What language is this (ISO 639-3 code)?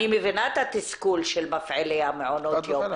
heb